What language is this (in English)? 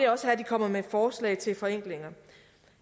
Danish